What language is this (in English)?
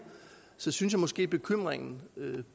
Danish